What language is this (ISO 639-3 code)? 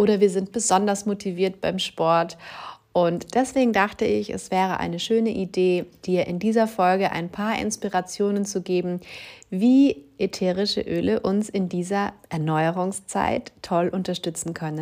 deu